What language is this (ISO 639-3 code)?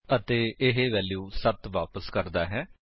pan